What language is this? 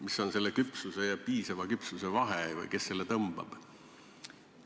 Estonian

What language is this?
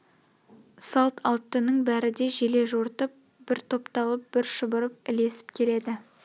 Kazakh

